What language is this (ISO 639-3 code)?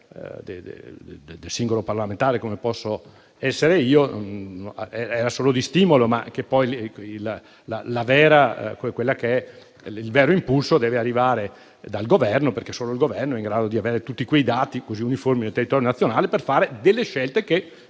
ita